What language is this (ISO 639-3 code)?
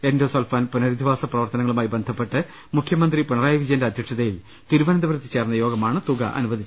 mal